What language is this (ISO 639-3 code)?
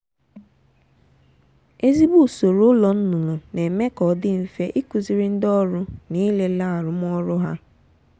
ibo